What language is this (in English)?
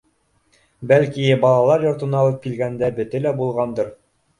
Bashkir